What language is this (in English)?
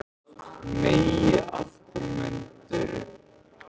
Icelandic